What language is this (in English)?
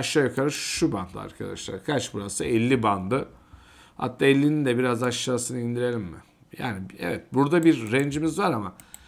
Turkish